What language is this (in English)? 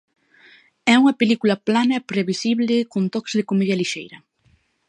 Galician